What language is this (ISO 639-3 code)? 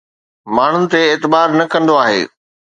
snd